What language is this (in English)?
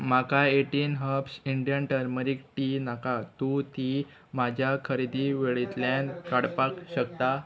Konkani